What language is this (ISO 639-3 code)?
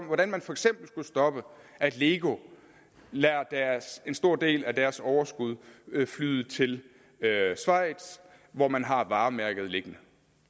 dan